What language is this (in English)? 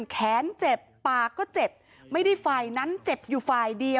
Thai